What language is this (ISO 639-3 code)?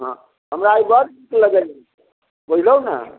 mai